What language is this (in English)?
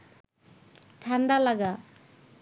Bangla